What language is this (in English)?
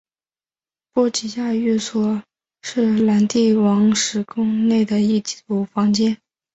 Chinese